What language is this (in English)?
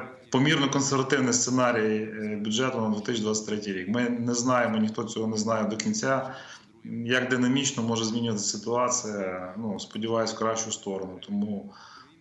Ukrainian